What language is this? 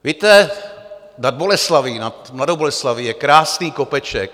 Czech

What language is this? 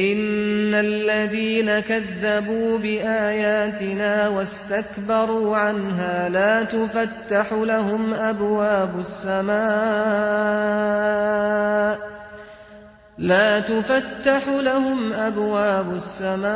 Arabic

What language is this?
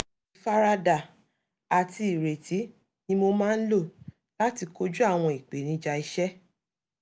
Yoruba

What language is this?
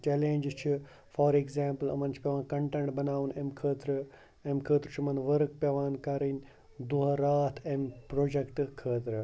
Kashmiri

